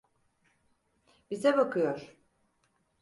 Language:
Turkish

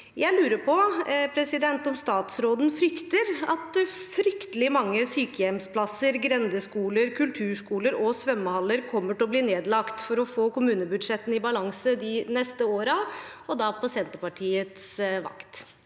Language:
Norwegian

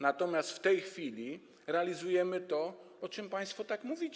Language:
Polish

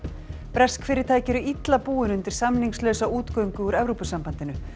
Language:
Icelandic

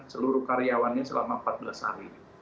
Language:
Indonesian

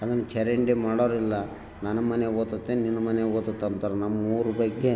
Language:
Kannada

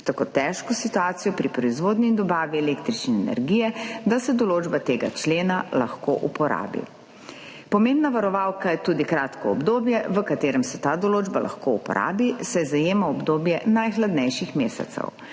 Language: Slovenian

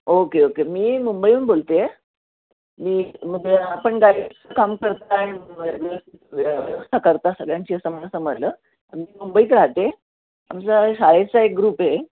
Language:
Marathi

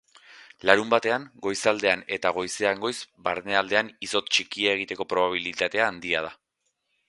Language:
Basque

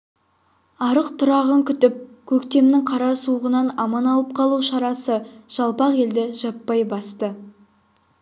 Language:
Kazakh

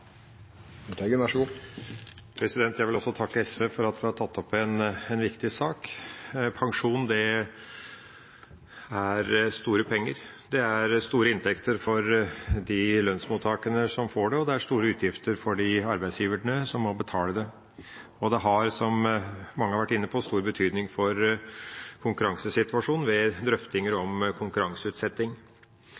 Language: Norwegian Bokmål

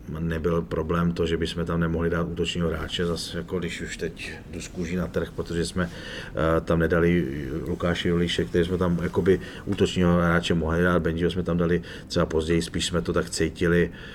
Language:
Czech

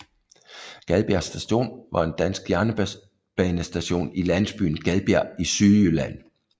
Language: Danish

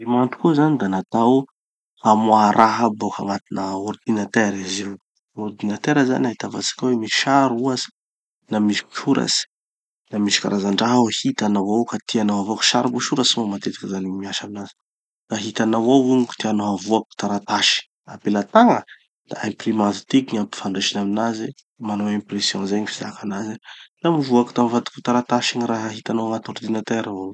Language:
Tanosy Malagasy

